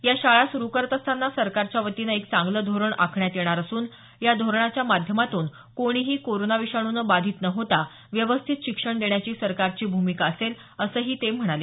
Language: Marathi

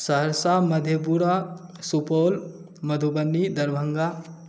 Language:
Maithili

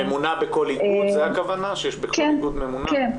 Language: Hebrew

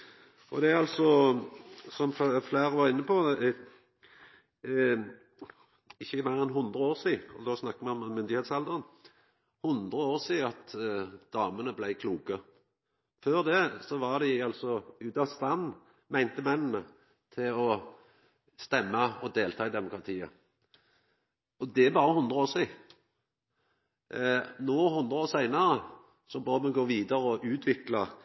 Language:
Norwegian Nynorsk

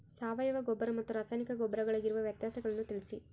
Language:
Kannada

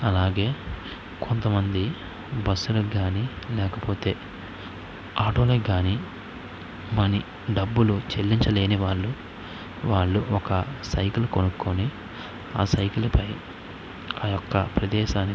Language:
Telugu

